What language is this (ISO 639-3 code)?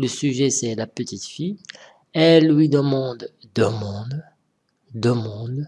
fra